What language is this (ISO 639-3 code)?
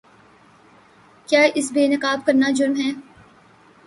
urd